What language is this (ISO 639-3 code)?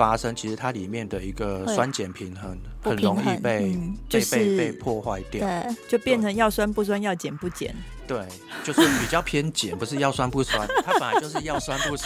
zho